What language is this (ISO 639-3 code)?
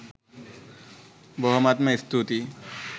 sin